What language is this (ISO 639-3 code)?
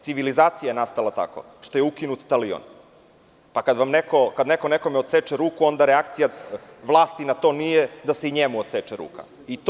srp